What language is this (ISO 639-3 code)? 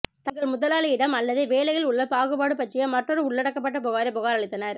tam